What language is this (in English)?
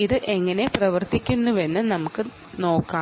Malayalam